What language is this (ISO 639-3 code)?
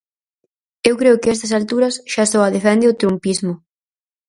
glg